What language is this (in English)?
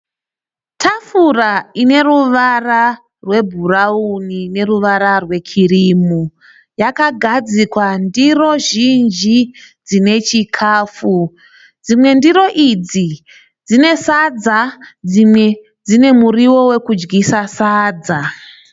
Shona